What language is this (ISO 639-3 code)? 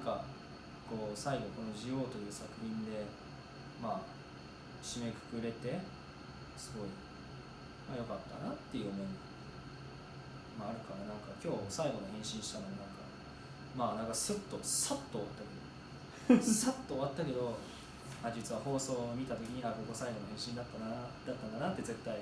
jpn